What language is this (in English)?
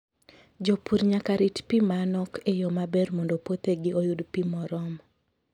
Luo (Kenya and Tanzania)